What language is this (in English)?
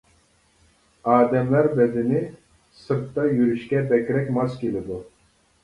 Uyghur